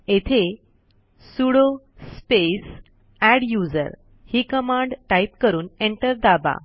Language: Marathi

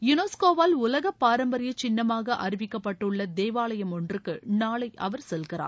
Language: Tamil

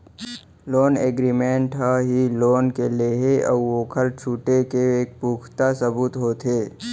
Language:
Chhattisgarhi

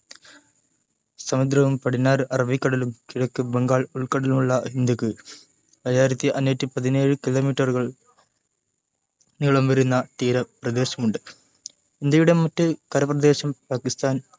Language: Malayalam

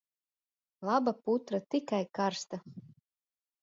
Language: Latvian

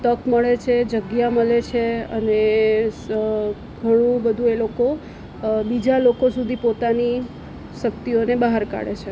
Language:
Gujarati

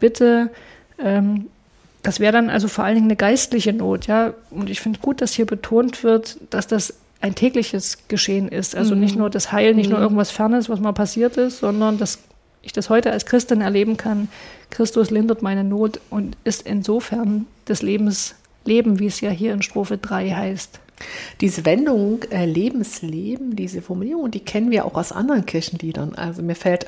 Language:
German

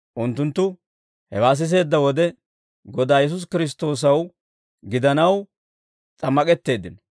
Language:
Dawro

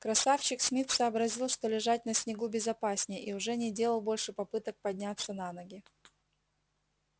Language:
Russian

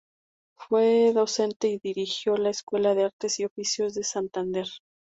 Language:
Spanish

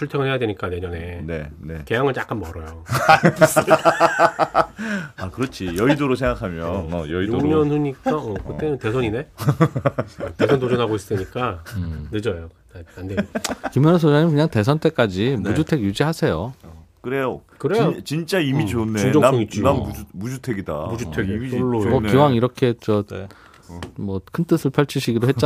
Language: Korean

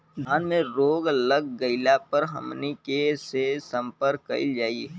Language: Bhojpuri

